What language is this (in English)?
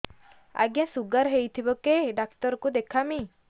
Odia